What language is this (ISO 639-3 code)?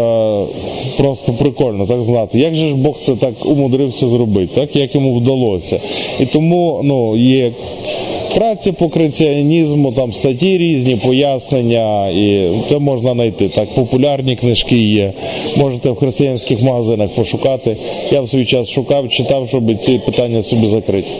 ukr